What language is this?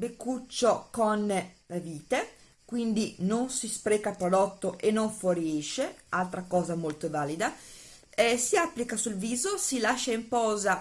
Italian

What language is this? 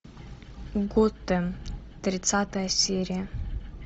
Russian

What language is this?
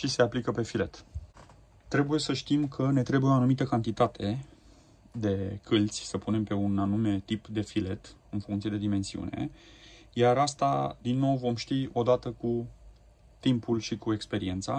Romanian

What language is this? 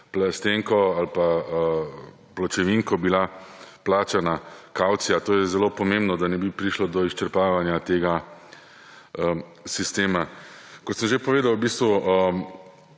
Slovenian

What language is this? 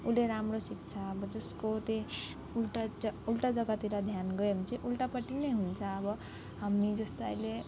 Nepali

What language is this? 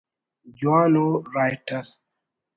Brahui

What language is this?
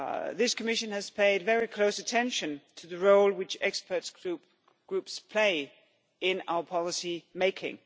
English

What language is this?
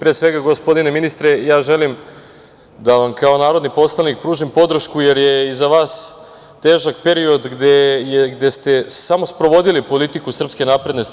Serbian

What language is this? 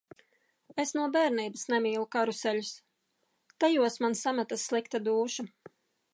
Latvian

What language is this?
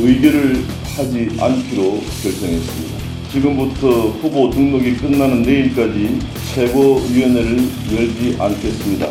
Korean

